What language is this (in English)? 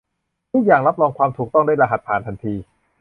Thai